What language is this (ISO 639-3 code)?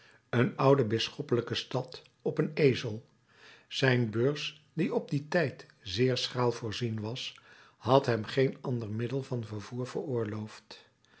nld